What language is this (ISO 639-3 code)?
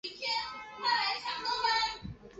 zho